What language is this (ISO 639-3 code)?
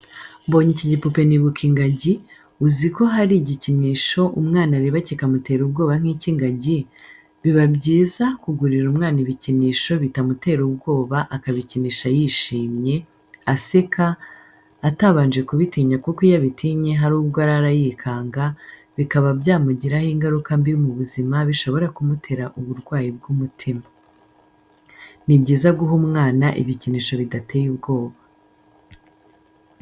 kin